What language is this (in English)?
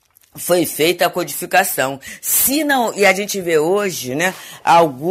Portuguese